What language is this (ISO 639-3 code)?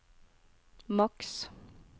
nor